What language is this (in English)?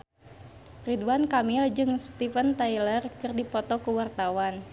Sundanese